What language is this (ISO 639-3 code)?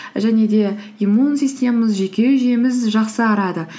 kaz